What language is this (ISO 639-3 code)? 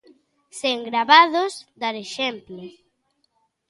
glg